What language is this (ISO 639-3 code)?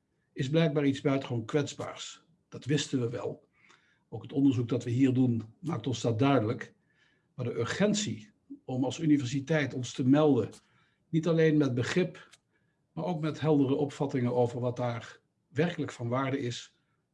nld